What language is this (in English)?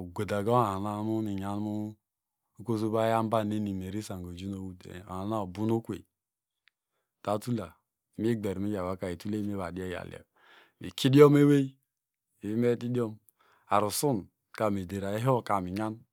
Degema